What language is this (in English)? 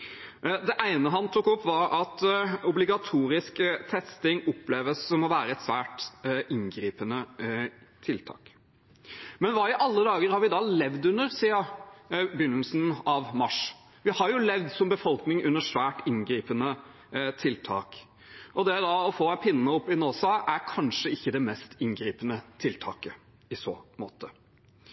Norwegian Bokmål